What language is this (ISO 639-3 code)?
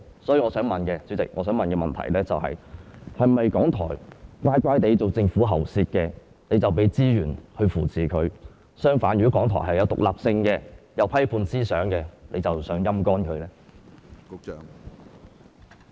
yue